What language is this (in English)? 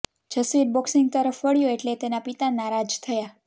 Gujarati